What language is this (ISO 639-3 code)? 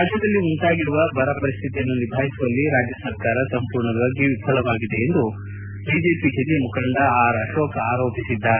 kan